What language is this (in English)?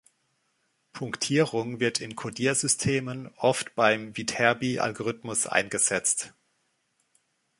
German